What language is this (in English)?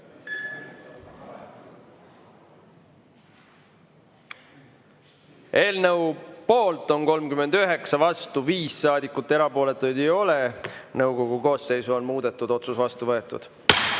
Estonian